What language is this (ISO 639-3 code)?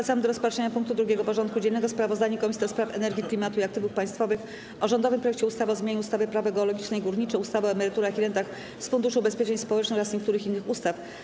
pol